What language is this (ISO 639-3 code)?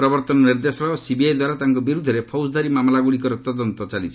ori